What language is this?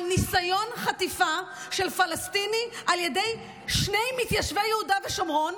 Hebrew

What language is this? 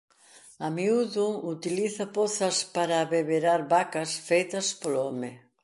Galician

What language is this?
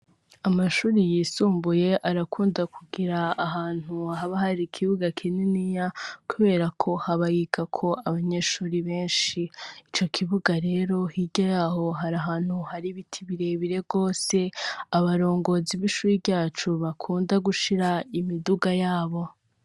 Rundi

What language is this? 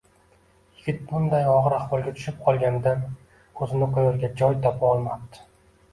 Uzbek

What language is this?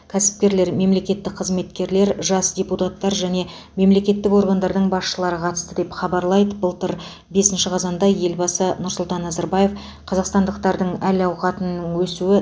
Kazakh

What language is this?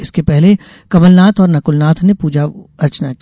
Hindi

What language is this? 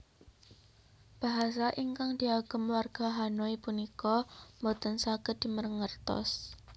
Javanese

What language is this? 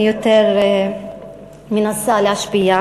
Hebrew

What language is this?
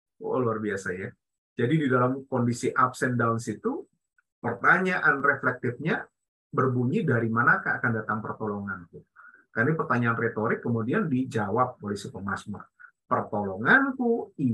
Indonesian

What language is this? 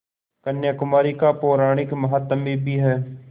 Hindi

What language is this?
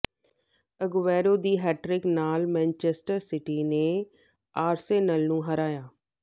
Punjabi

